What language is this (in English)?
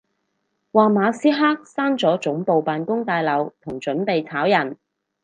Cantonese